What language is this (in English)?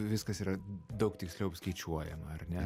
Lithuanian